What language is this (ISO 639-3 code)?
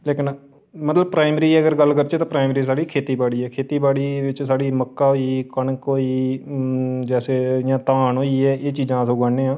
doi